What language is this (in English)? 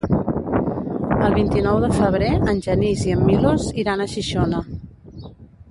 Catalan